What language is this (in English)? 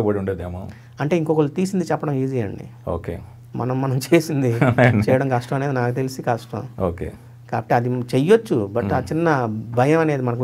Dutch